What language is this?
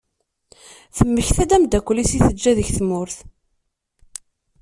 Kabyle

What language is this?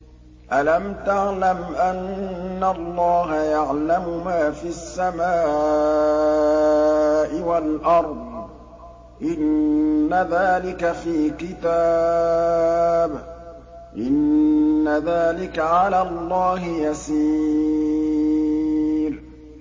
Arabic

